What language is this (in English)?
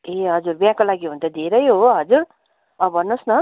Nepali